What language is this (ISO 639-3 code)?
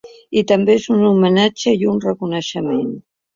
cat